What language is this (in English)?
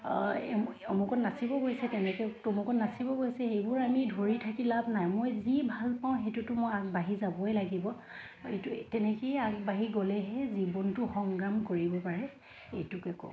Assamese